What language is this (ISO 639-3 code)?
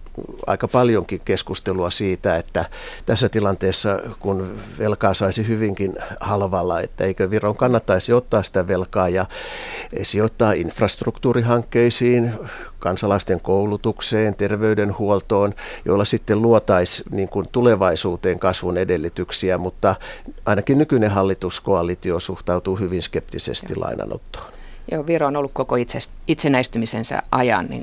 fin